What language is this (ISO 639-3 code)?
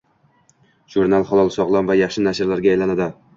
uzb